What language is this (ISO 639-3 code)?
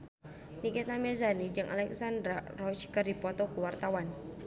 sun